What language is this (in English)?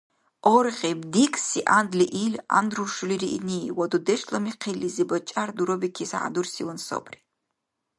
Dargwa